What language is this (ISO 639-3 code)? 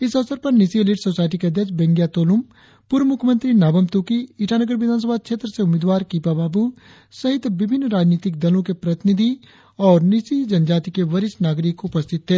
hin